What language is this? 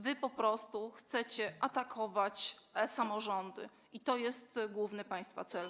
Polish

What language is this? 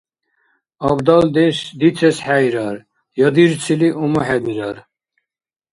Dargwa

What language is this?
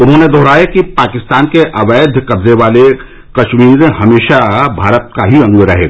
Hindi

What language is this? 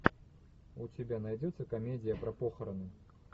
Russian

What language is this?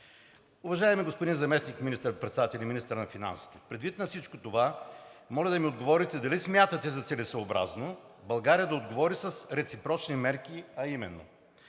Bulgarian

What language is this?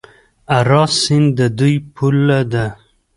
Pashto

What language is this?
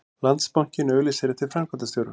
Icelandic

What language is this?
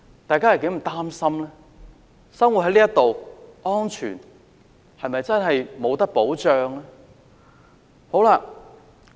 Cantonese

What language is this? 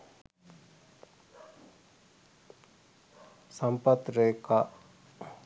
Sinhala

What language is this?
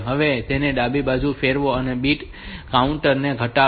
Gujarati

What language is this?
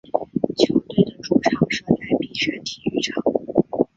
Chinese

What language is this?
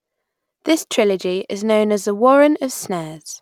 English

